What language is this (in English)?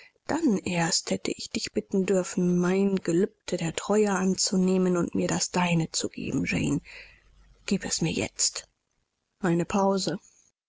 German